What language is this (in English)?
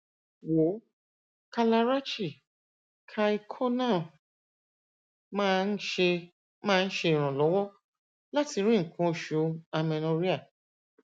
Yoruba